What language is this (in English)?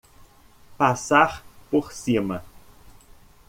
Portuguese